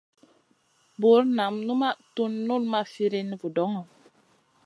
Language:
Masana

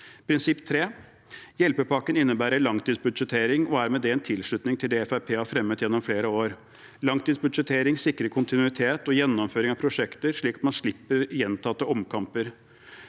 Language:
Norwegian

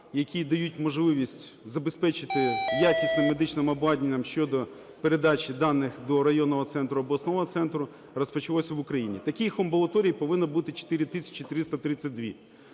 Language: Ukrainian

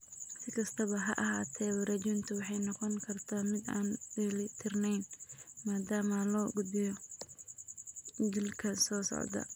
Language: Somali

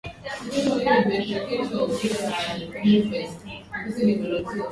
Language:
Swahili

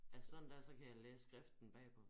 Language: Danish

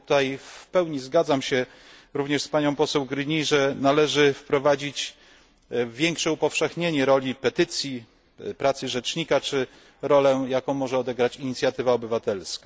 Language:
Polish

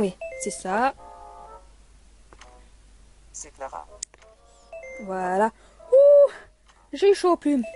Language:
French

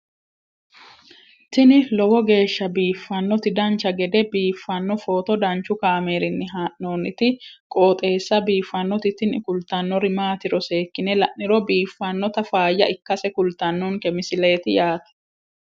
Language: Sidamo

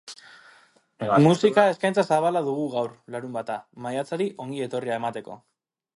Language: Basque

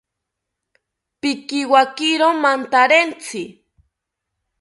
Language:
South Ucayali Ashéninka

